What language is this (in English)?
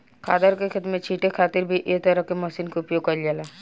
Bhojpuri